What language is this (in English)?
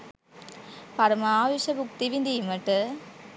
Sinhala